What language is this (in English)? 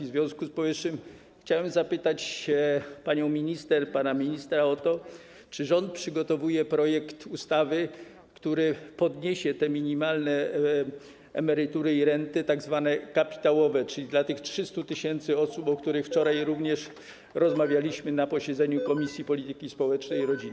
Polish